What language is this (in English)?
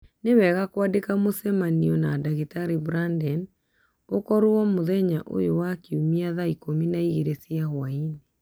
Kikuyu